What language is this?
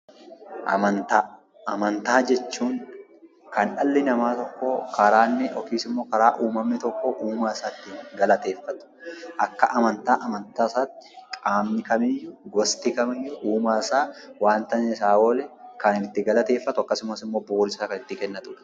Oromo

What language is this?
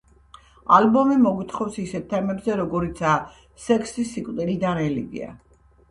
Georgian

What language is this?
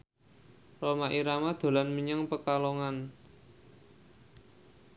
Javanese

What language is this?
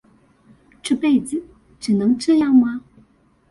Chinese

